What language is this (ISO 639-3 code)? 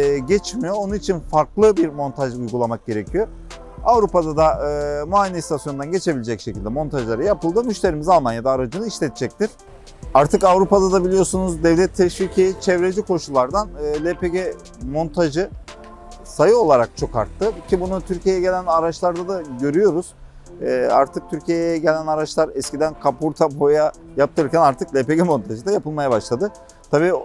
tur